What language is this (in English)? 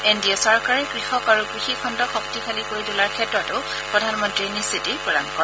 Assamese